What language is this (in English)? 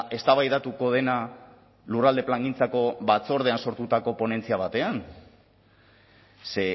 Basque